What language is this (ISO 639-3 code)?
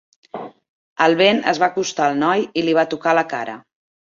cat